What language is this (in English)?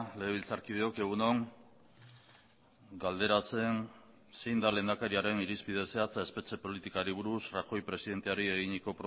Basque